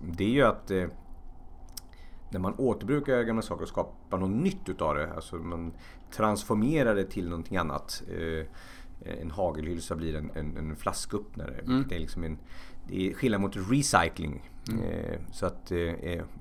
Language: Swedish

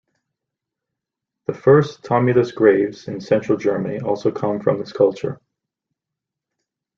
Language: English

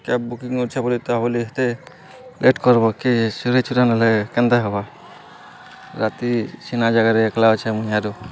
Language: Odia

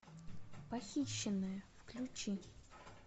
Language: Russian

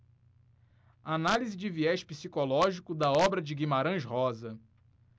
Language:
Portuguese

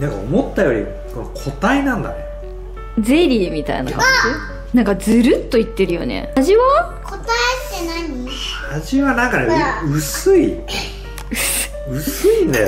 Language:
Japanese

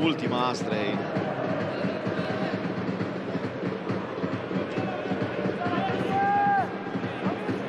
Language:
Romanian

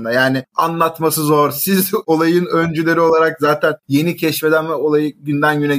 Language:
Turkish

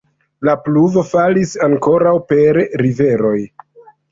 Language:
Esperanto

